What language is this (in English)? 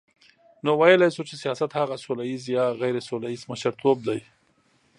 Pashto